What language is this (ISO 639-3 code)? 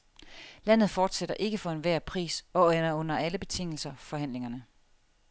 dan